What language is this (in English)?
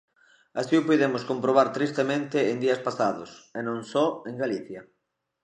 Galician